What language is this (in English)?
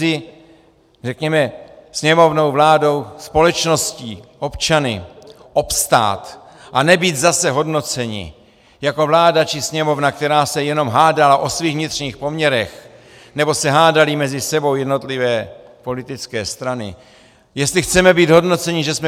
Czech